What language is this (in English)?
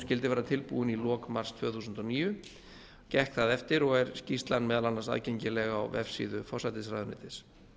Icelandic